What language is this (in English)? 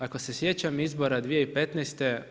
Croatian